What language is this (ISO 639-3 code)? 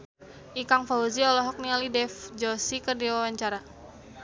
sun